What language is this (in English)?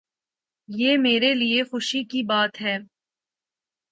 Urdu